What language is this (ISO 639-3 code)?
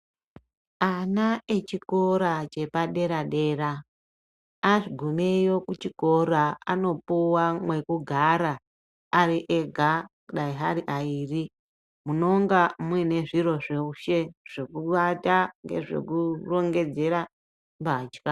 ndc